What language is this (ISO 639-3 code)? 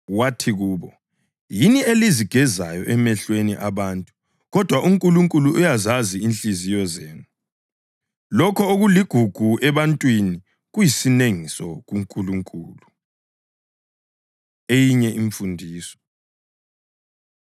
nde